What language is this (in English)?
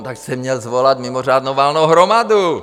Czech